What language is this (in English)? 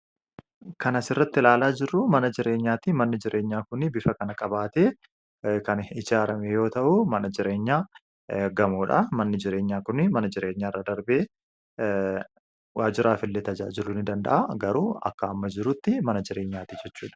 Oromo